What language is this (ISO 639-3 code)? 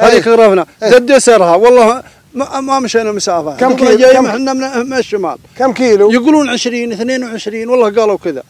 ara